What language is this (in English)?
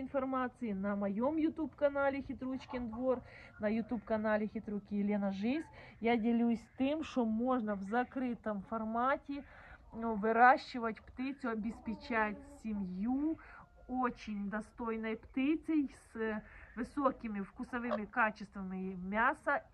Russian